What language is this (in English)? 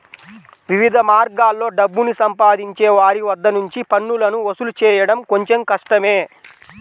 Telugu